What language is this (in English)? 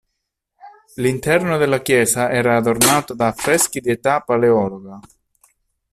Italian